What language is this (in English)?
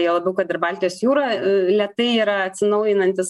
Lithuanian